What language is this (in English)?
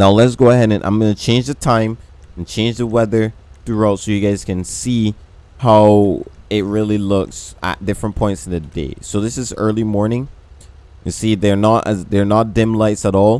English